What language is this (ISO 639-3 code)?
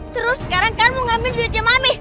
ind